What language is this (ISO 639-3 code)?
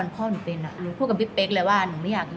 tha